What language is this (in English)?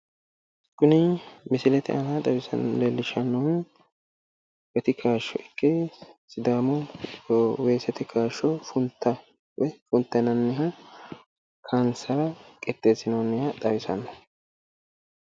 Sidamo